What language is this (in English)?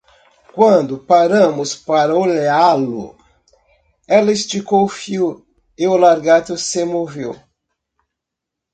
Portuguese